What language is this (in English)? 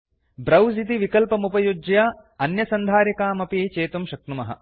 Sanskrit